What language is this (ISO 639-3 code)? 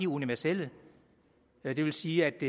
dan